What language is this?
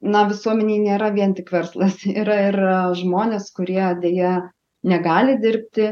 Lithuanian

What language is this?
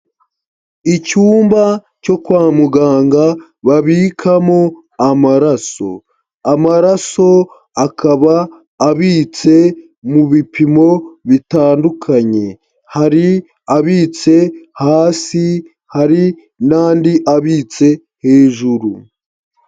Kinyarwanda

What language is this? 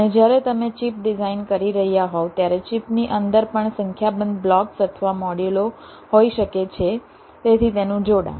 Gujarati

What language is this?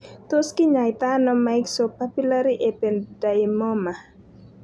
Kalenjin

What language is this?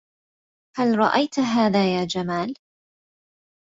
Arabic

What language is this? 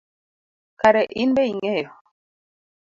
Luo (Kenya and Tanzania)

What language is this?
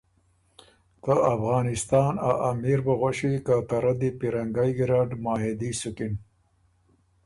Ormuri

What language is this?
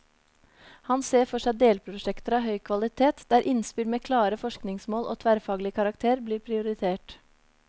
Norwegian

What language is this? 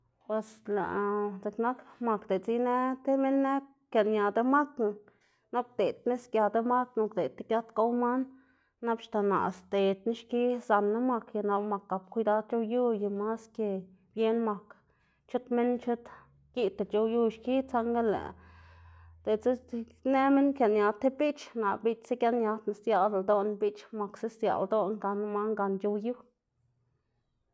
Xanaguía Zapotec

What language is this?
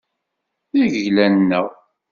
Kabyle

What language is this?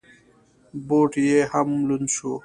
Pashto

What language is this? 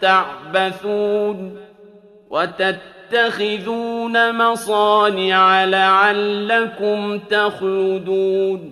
Arabic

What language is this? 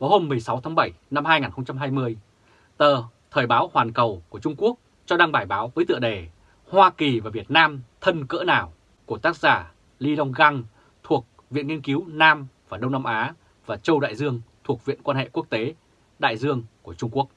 Vietnamese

